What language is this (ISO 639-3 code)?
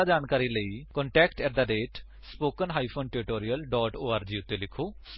pan